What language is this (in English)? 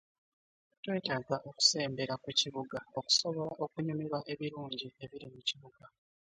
Ganda